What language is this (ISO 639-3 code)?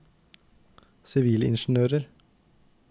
nor